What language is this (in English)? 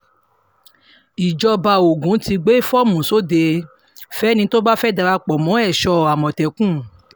Yoruba